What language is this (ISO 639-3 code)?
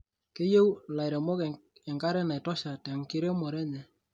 mas